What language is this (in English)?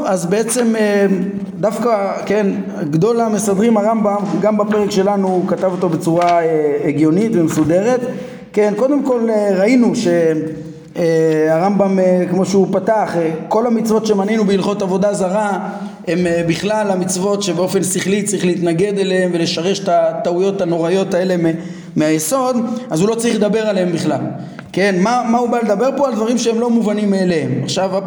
Hebrew